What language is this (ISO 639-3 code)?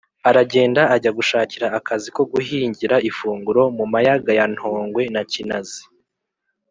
kin